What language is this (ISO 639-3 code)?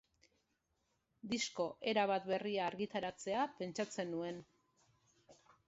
eus